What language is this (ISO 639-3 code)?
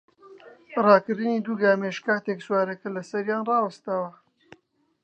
ckb